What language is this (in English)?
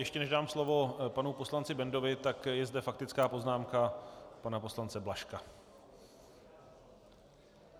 Czech